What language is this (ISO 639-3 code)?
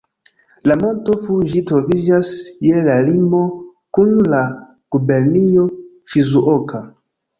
epo